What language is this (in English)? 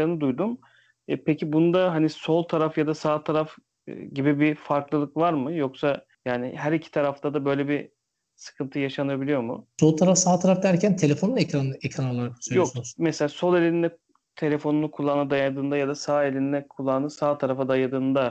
Turkish